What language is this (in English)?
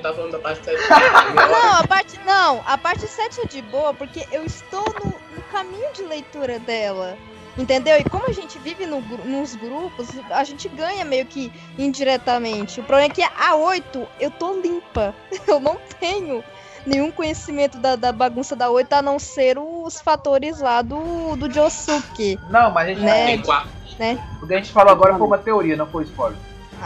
Portuguese